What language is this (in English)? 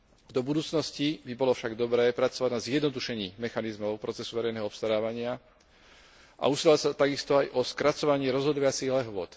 Slovak